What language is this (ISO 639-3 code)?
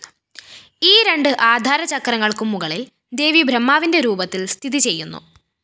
mal